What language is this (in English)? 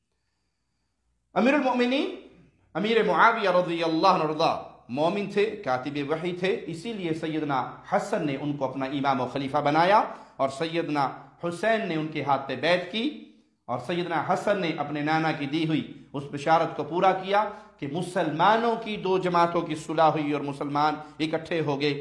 Arabic